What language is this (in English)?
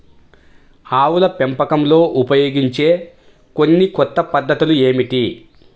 Telugu